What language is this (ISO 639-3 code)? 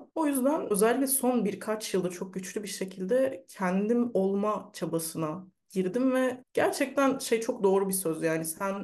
tur